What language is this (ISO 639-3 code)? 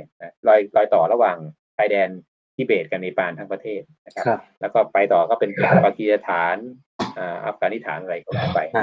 tha